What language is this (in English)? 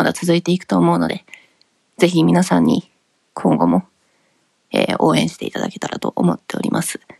Japanese